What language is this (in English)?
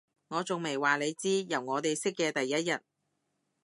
Cantonese